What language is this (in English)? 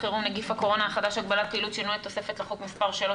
Hebrew